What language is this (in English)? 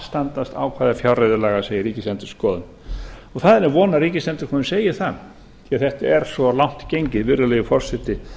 Icelandic